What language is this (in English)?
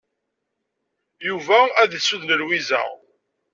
Kabyle